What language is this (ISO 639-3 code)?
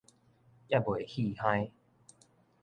nan